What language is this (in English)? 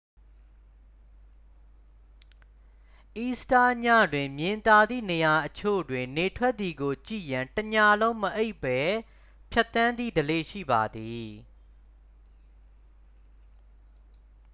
Burmese